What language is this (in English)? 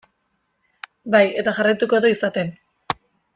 Basque